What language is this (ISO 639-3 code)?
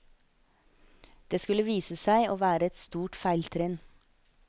nor